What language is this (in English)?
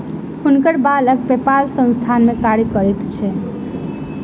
Maithili